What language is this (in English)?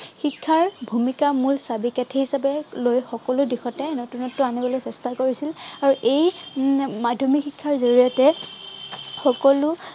Assamese